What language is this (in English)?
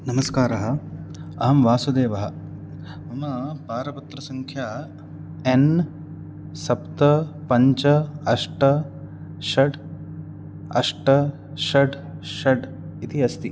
Sanskrit